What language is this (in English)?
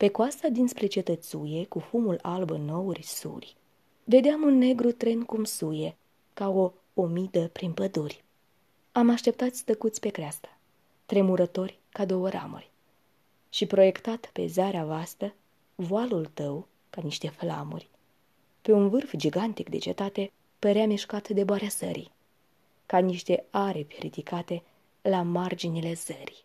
Romanian